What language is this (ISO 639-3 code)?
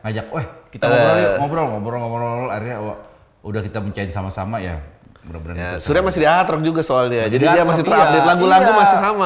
ind